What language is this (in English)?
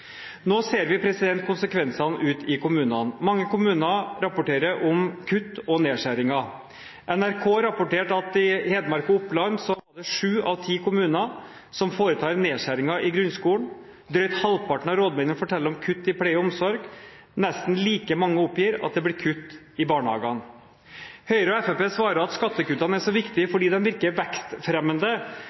Norwegian Bokmål